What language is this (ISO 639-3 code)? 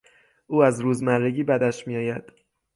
fas